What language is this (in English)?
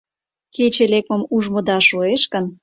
Mari